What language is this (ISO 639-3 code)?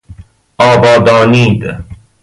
fas